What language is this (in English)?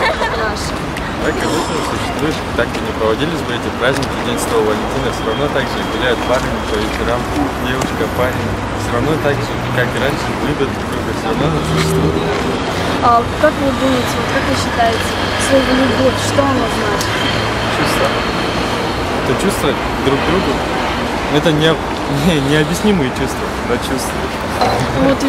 Russian